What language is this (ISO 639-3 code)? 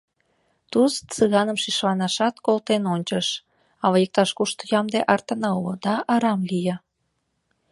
chm